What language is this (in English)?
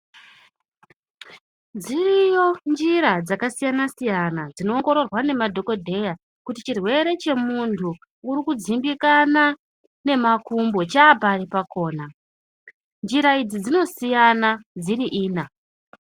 Ndau